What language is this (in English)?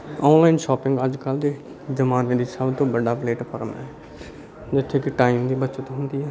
Punjabi